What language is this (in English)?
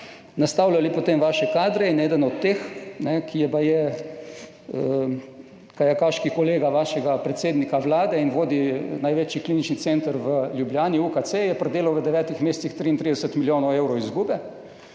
Slovenian